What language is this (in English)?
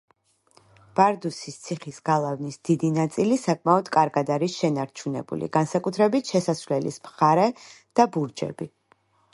Georgian